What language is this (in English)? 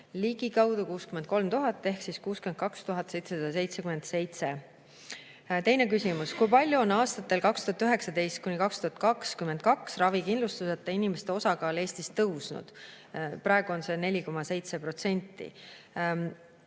Estonian